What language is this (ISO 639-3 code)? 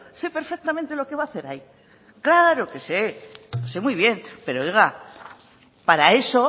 spa